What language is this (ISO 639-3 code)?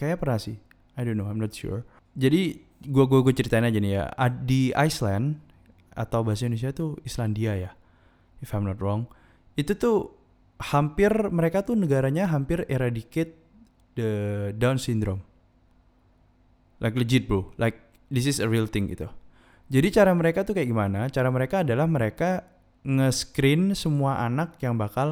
ind